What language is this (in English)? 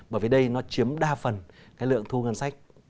Vietnamese